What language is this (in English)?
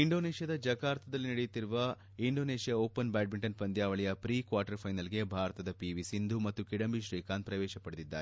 Kannada